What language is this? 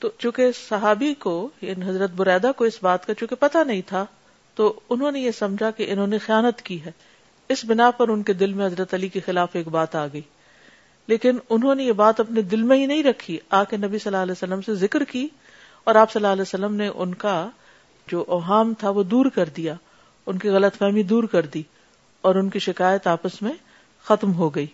Urdu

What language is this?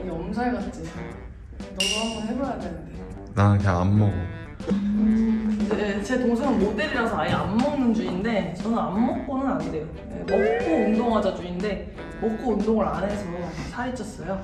Korean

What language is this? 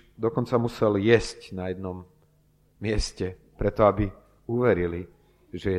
Slovak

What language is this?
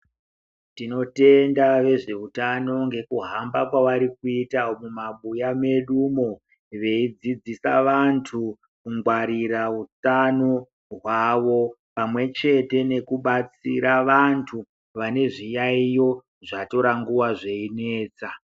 Ndau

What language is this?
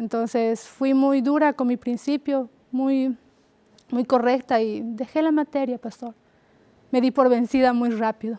Spanish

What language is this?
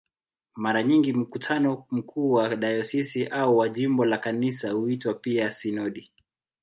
Swahili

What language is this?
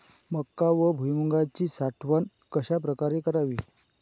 Marathi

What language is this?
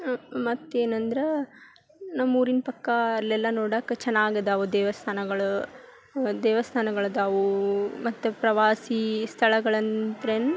Kannada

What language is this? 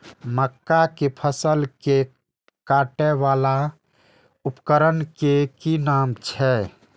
Maithili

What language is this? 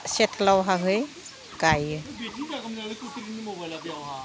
Bodo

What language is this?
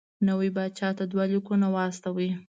Pashto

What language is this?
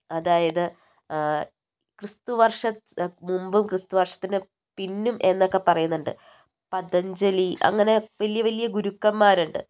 Malayalam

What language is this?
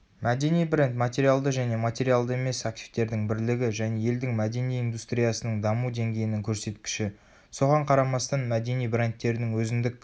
Kazakh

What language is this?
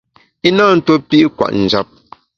Bamun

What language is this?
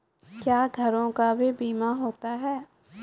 Maithili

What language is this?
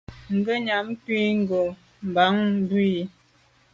Medumba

